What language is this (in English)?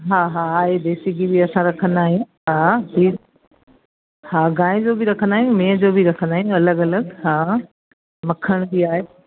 Sindhi